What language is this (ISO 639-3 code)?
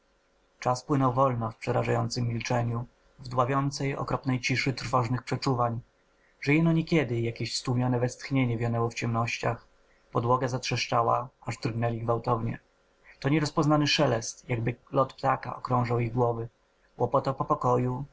pol